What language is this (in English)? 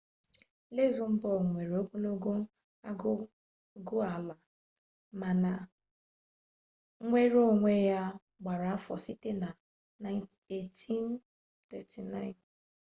Igbo